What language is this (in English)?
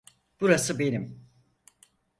Turkish